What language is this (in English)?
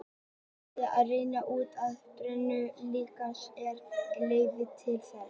Icelandic